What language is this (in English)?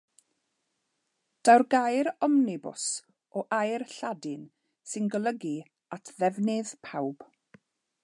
Welsh